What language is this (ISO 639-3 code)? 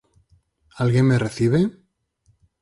glg